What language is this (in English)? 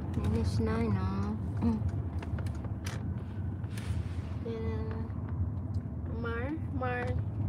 Filipino